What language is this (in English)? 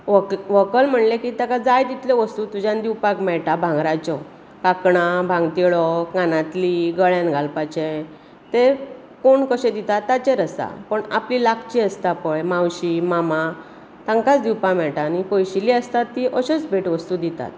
Konkani